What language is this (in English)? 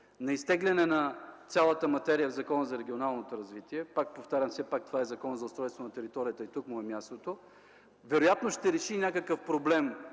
Bulgarian